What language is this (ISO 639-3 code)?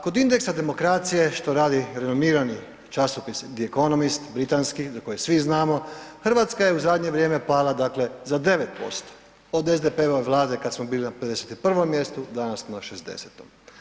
hrv